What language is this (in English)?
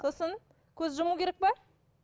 Kazakh